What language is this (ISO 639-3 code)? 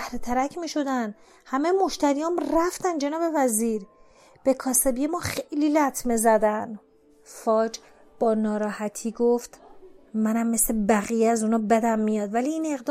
fas